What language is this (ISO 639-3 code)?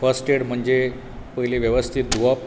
kok